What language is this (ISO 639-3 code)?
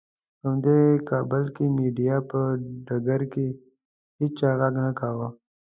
pus